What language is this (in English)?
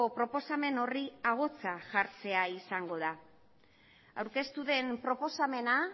Basque